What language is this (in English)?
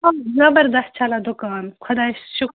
Kashmiri